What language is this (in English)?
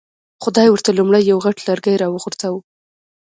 Pashto